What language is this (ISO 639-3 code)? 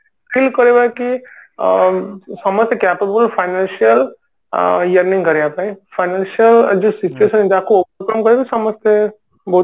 ori